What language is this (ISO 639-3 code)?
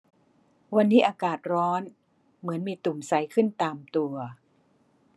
tha